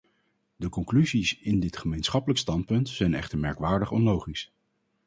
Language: Dutch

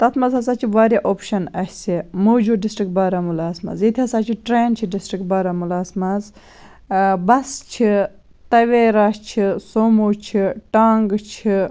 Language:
Kashmiri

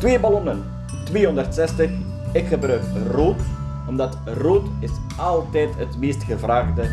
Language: Dutch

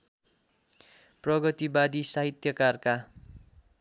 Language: Nepali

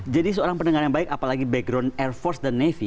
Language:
Indonesian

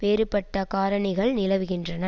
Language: Tamil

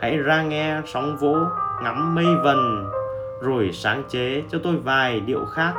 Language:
Vietnamese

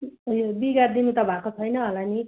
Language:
Nepali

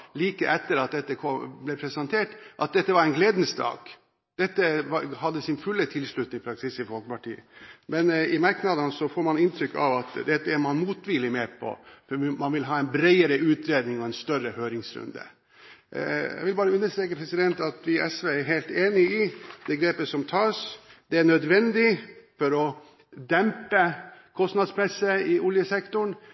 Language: Norwegian Bokmål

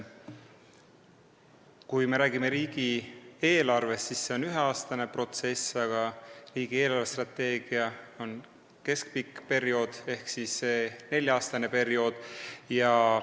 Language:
Estonian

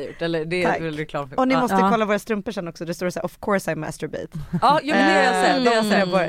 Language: Swedish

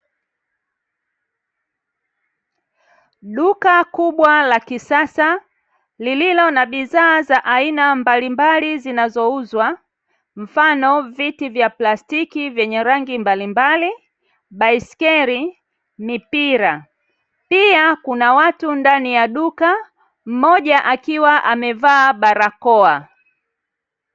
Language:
Swahili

